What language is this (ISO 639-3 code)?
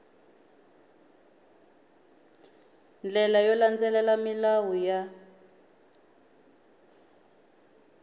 tso